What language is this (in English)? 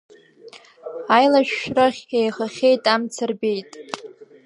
Abkhazian